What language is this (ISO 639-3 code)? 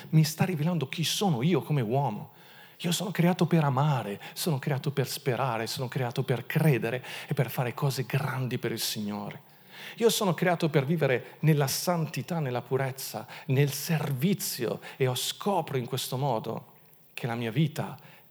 ita